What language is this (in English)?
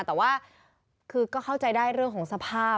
Thai